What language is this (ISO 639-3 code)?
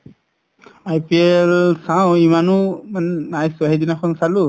asm